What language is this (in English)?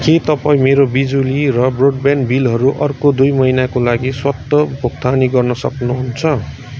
Nepali